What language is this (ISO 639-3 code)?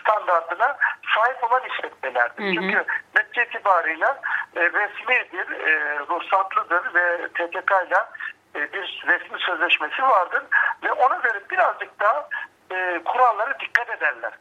tur